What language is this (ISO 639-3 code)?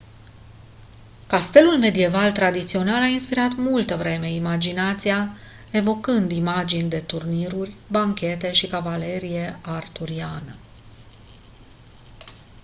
ron